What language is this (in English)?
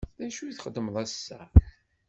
Kabyle